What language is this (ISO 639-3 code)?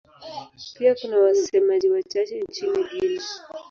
swa